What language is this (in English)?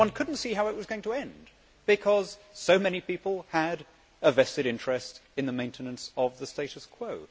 English